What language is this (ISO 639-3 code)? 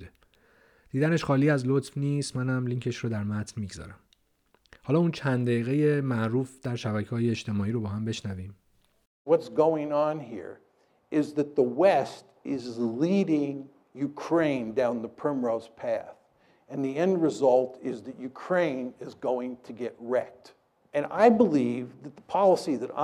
fas